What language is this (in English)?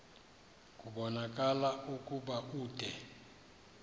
Xhosa